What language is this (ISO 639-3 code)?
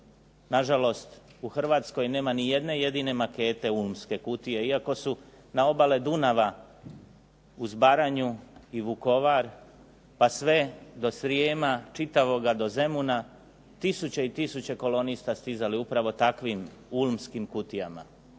hrv